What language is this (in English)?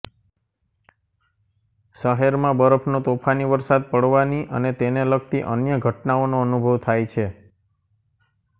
Gujarati